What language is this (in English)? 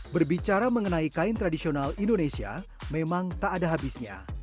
Indonesian